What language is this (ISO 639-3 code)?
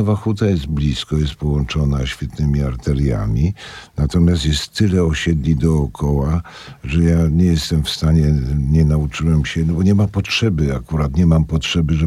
pol